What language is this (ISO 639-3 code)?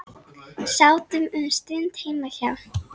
isl